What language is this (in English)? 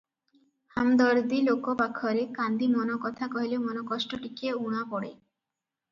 Odia